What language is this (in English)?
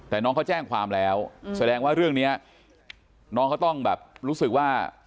Thai